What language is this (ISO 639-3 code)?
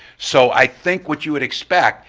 eng